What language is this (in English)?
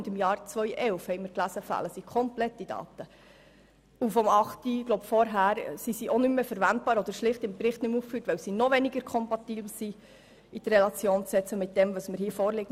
Swiss German